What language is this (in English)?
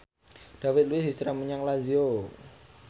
Javanese